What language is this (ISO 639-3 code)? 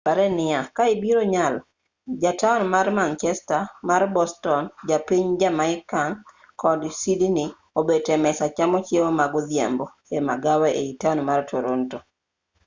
luo